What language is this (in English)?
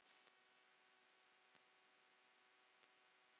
Icelandic